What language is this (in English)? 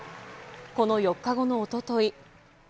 Japanese